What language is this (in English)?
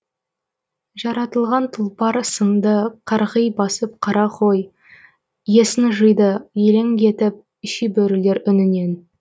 Kazakh